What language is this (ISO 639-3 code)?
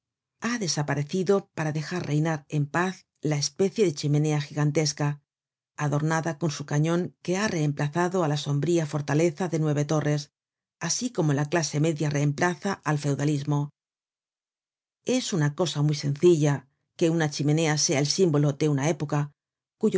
spa